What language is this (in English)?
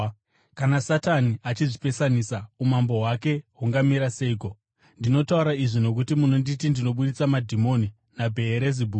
Shona